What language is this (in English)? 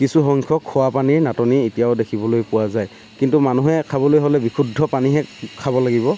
Assamese